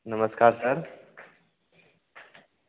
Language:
Hindi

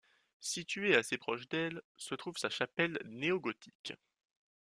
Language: French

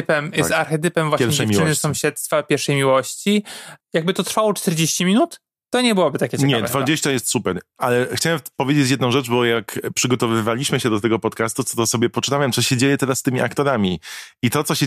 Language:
Polish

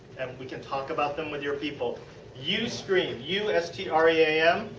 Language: English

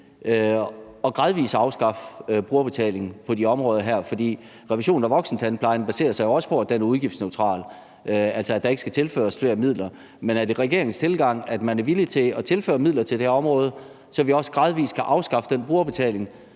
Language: Danish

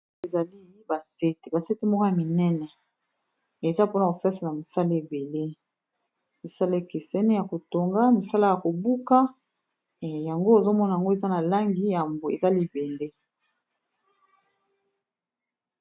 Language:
Lingala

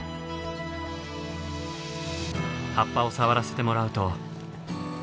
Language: Japanese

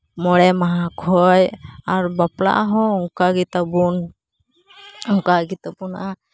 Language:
Santali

